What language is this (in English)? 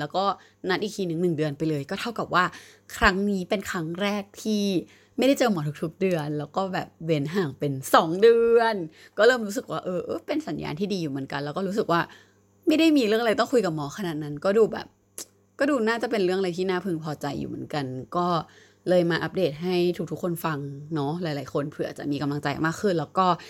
Thai